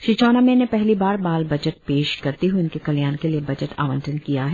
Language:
Hindi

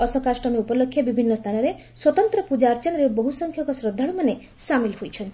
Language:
Odia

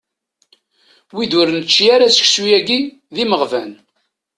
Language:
Kabyle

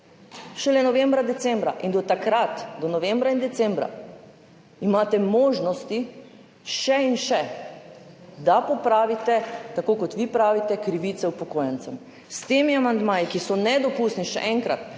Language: Slovenian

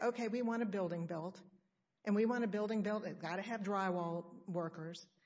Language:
English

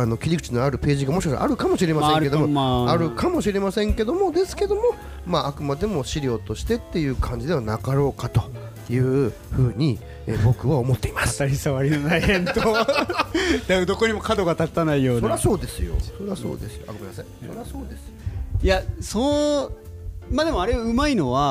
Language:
Japanese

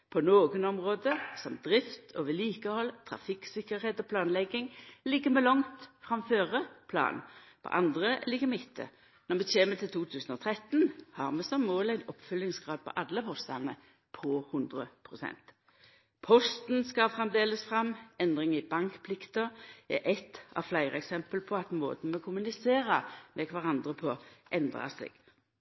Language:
Norwegian Nynorsk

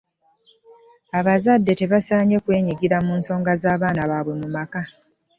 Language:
Ganda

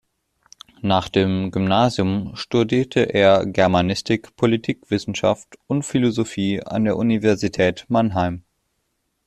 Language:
German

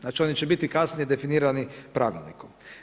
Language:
Croatian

